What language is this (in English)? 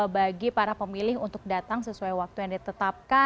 Indonesian